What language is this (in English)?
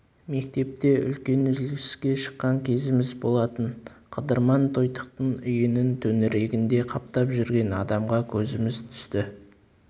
Kazakh